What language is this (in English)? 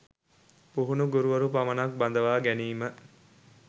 Sinhala